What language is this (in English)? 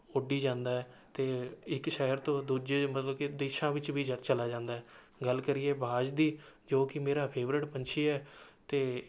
Punjabi